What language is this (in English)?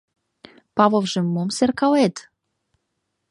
Mari